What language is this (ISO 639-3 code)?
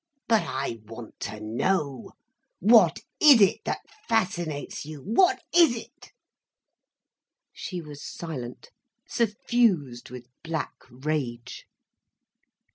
eng